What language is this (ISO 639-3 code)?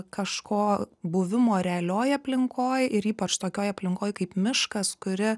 lit